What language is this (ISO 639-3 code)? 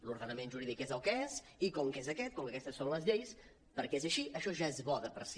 cat